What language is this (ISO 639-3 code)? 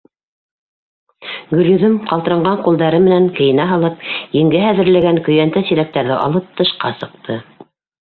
bak